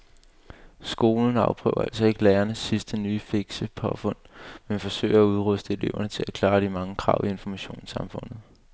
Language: Danish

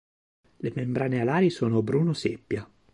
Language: Italian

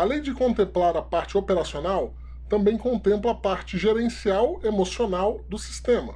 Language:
Portuguese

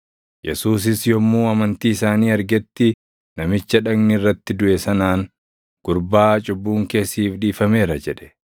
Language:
Oromo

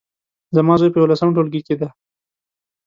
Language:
Pashto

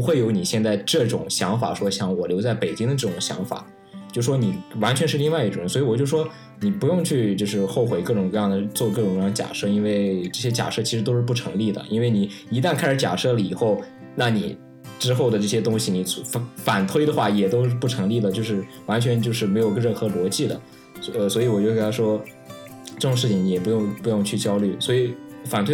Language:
Chinese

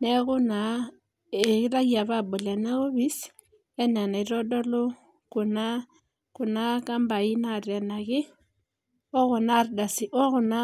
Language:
Masai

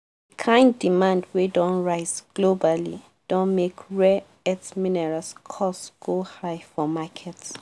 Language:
Nigerian Pidgin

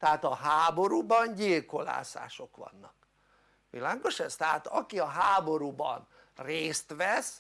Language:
Hungarian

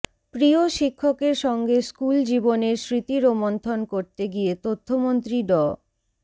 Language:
Bangla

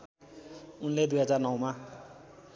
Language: Nepali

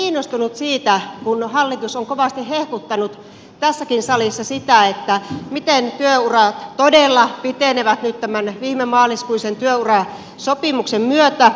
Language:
Finnish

